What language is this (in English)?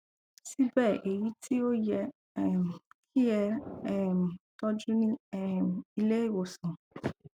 Yoruba